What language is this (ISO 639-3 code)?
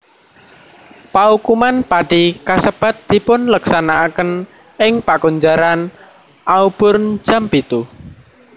jav